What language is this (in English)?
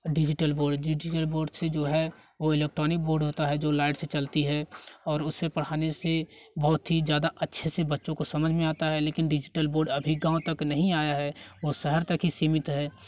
Hindi